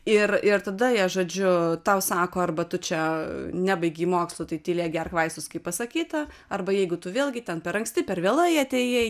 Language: Lithuanian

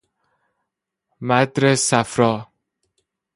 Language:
Persian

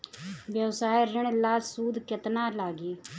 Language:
Bhojpuri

